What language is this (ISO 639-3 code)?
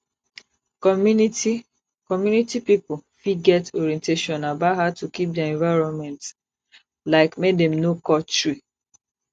pcm